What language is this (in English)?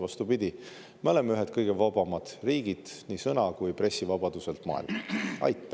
Estonian